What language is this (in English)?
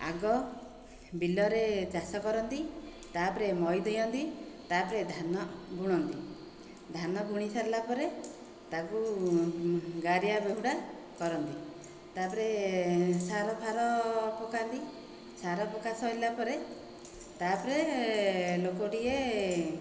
Odia